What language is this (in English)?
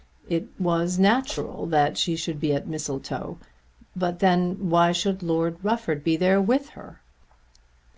English